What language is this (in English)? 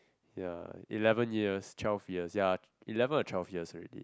English